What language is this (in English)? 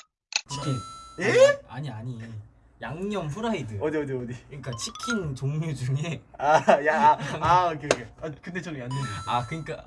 Korean